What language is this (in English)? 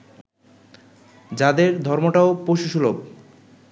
Bangla